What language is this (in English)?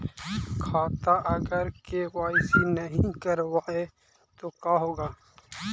Magahi